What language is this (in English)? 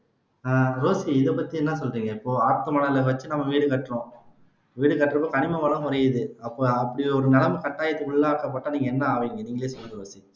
Tamil